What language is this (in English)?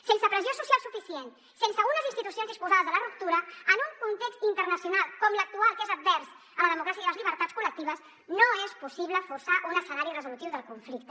Catalan